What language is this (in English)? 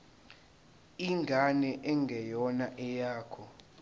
Zulu